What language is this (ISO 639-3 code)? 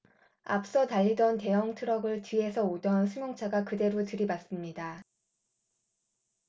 kor